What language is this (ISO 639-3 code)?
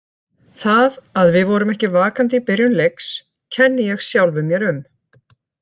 isl